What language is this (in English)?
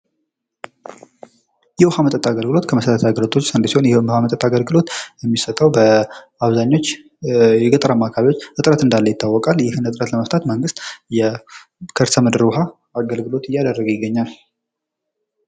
Amharic